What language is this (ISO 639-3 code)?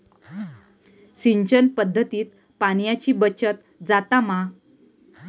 mar